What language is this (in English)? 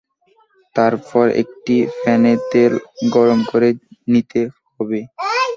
Bangla